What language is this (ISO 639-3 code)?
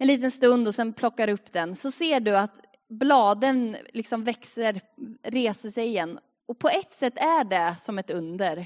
swe